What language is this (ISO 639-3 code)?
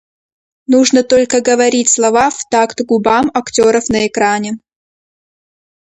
rus